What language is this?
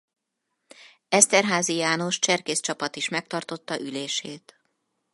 Hungarian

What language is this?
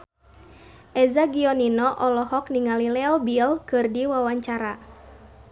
Sundanese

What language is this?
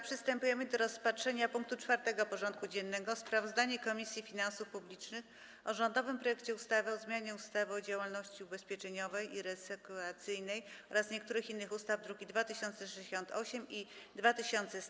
Polish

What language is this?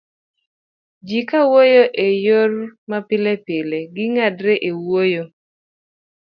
Luo (Kenya and Tanzania)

